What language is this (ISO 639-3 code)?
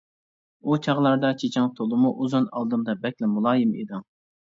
uig